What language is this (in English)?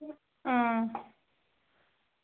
Dogri